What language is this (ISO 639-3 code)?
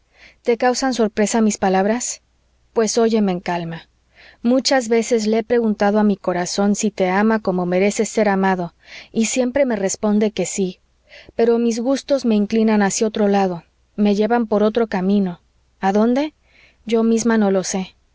spa